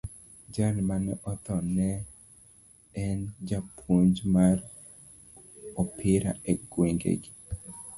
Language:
Luo (Kenya and Tanzania)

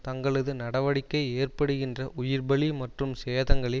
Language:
Tamil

